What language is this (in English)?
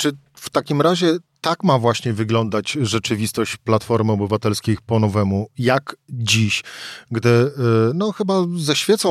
Polish